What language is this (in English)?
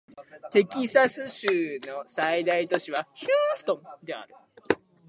Japanese